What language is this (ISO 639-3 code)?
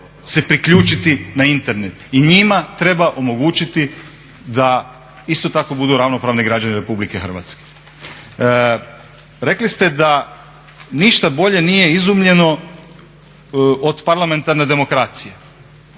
hrv